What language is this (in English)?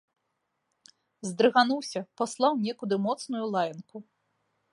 Belarusian